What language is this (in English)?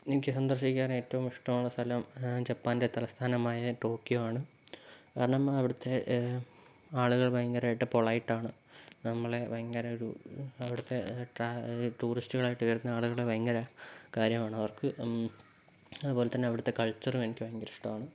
Malayalam